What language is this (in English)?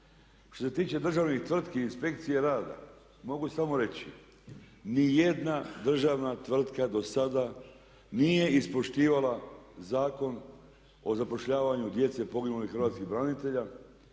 Croatian